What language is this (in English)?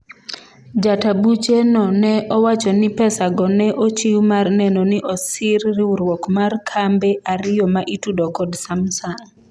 Luo (Kenya and Tanzania)